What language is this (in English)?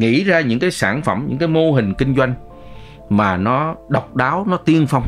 Vietnamese